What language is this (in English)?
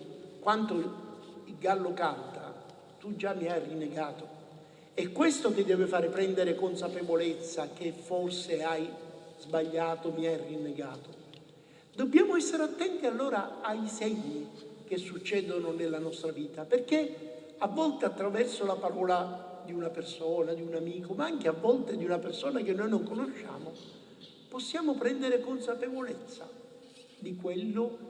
Italian